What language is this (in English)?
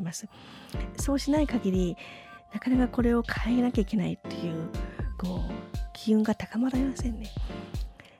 Japanese